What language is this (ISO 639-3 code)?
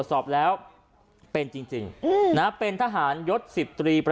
tha